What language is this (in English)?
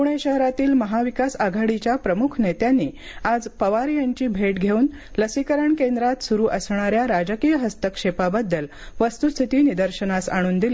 Marathi